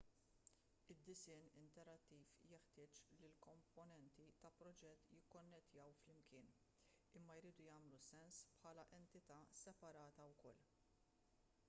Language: Maltese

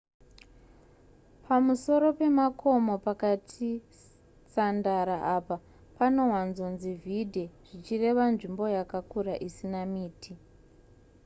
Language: Shona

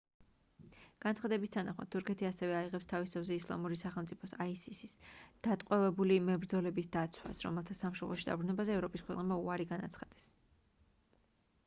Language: Georgian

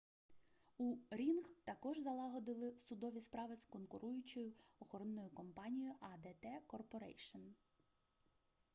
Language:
Ukrainian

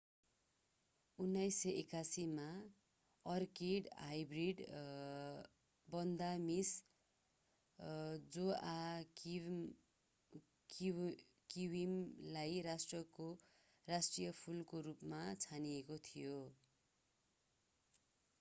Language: Nepali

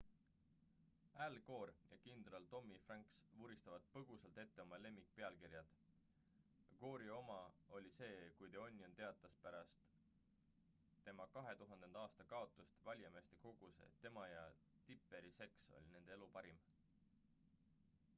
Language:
Estonian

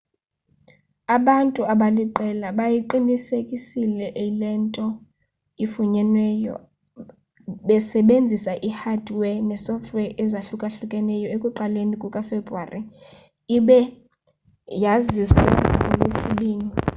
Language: Xhosa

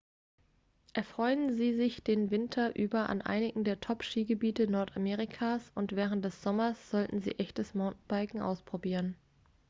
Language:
German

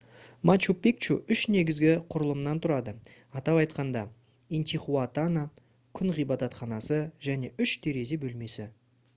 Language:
Kazakh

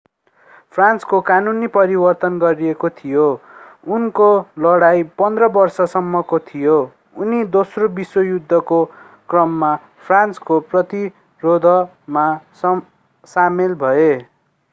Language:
Nepali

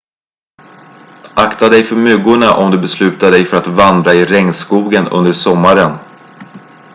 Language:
Swedish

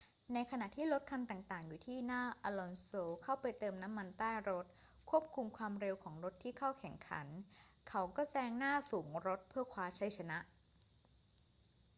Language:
Thai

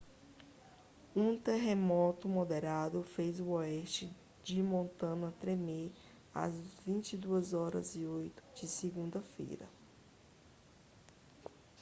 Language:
Portuguese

